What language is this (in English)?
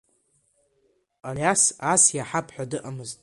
Abkhazian